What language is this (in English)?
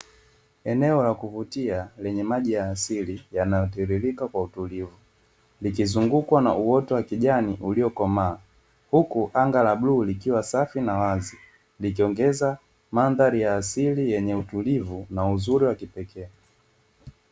Swahili